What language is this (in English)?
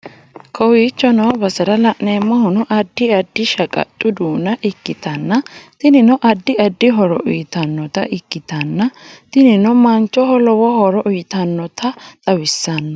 Sidamo